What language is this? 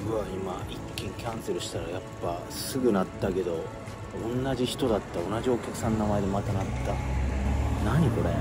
Japanese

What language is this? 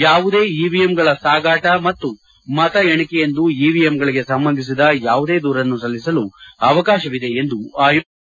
Kannada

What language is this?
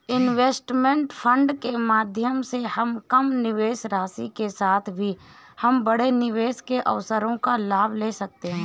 Hindi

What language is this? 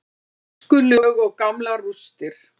Icelandic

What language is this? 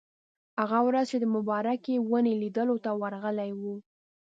Pashto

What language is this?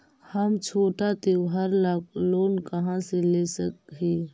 Magahi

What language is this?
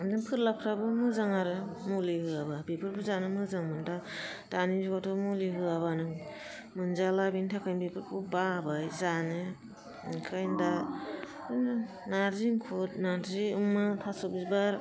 Bodo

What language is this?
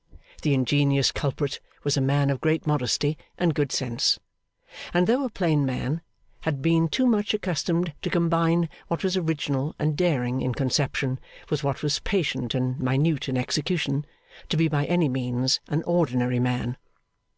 English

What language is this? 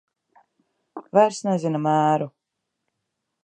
Latvian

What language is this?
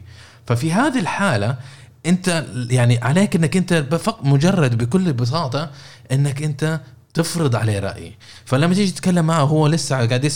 Arabic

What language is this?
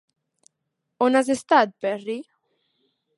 Catalan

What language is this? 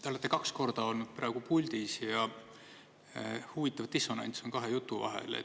Estonian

